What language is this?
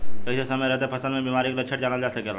Bhojpuri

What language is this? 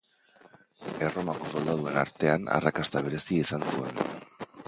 Basque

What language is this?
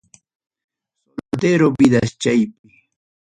Ayacucho Quechua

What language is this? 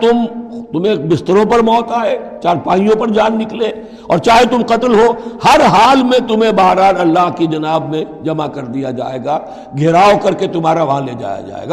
Urdu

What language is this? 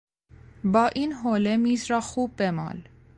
Persian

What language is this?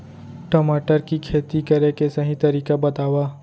Chhattisgarhi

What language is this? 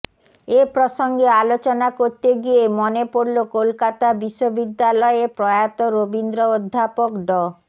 Bangla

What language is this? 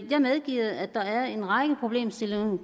Danish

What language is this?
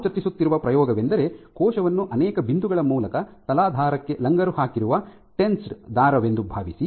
Kannada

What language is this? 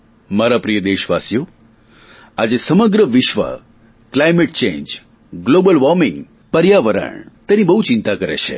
Gujarati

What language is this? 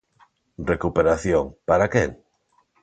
Galician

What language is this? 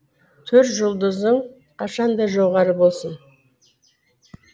Kazakh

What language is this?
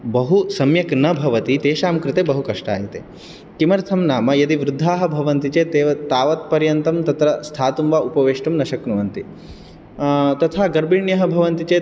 Sanskrit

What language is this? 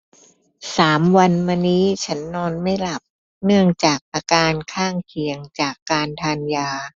Thai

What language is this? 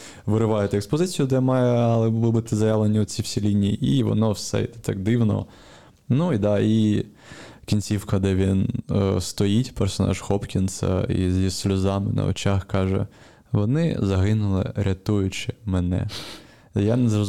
Ukrainian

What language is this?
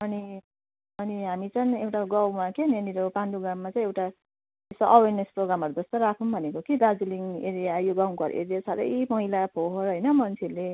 Nepali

